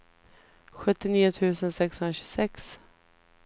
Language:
Swedish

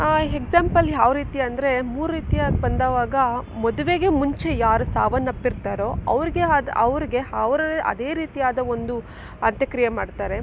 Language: Kannada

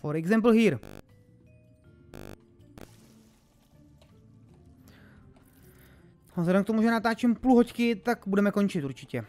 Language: Czech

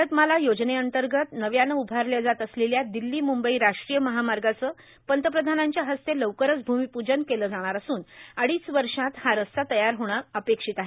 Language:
Marathi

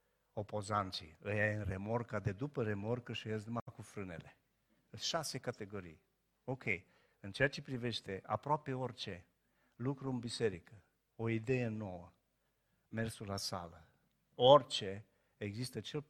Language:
Romanian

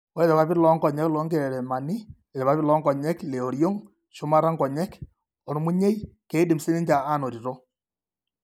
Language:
Masai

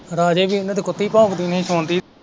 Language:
Punjabi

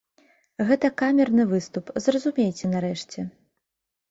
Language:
Belarusian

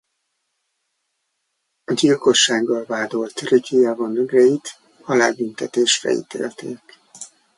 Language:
Hungarian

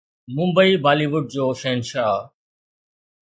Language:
Sindhi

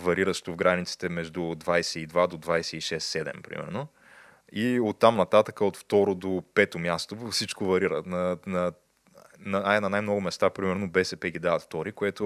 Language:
Bulgarian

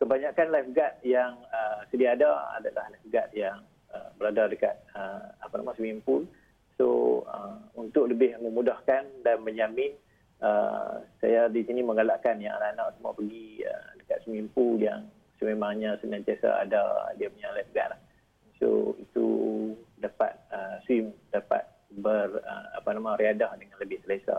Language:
Malay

